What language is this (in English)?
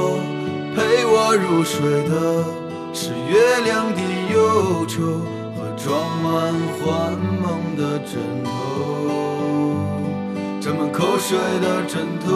Chinese